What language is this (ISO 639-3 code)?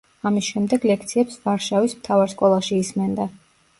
kat